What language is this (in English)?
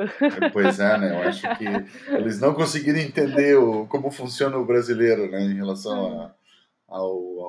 Portuguese